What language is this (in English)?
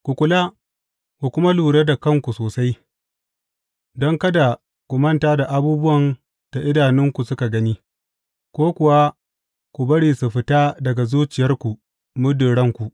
Hausa